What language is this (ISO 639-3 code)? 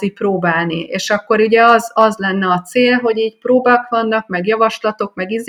hun